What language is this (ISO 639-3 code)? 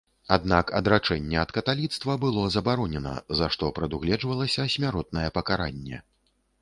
bel